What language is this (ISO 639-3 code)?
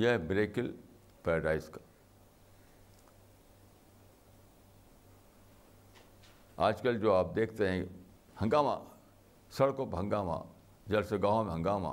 urd